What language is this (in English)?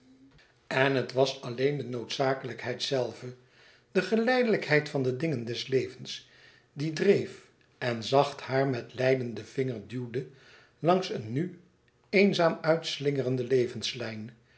Dutch